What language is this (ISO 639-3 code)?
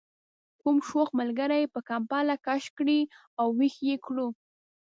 pus